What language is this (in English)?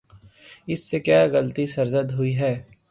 Urdu